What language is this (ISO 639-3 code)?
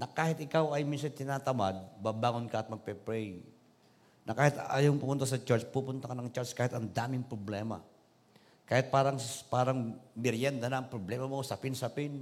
fil